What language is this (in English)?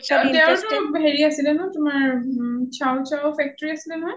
Assamese